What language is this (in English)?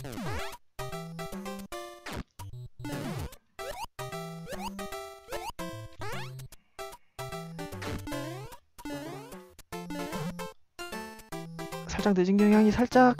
Korean